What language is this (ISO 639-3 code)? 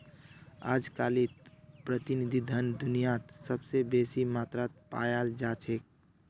mag